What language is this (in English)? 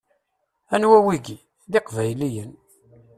Kabyle